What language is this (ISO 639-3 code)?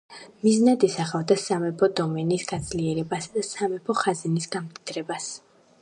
kat